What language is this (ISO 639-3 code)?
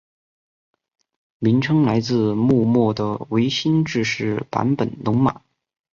zho